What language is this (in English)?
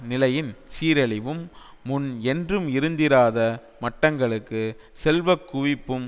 Tamil